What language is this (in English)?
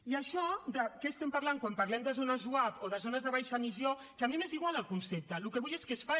Catalan